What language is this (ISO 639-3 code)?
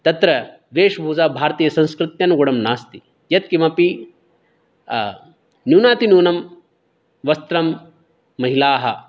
san